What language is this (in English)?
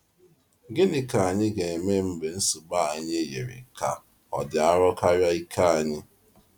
Igbo